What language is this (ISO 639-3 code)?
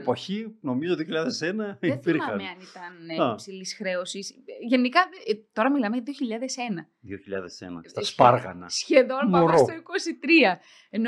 ell